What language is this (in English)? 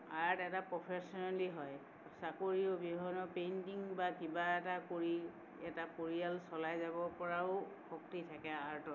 Assamese